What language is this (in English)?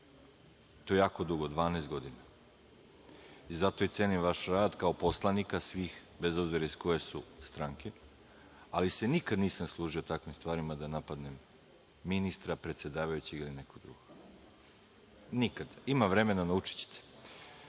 Serbian